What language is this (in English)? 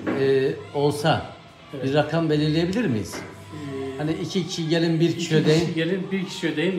Turkish